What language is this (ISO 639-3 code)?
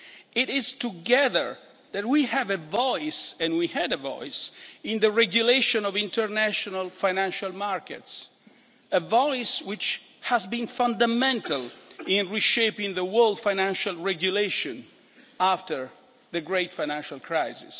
eng